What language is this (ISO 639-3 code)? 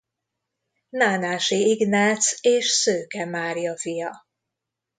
hun